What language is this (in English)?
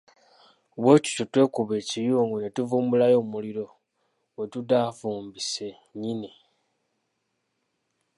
Ganda